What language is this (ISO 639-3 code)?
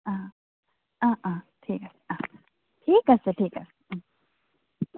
asm